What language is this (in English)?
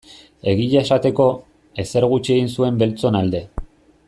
Basque